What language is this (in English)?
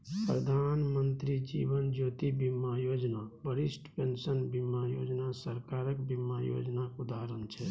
Maithili